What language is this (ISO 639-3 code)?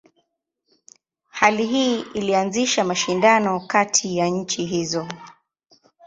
swa